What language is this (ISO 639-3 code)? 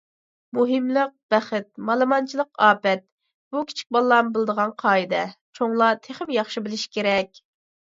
uig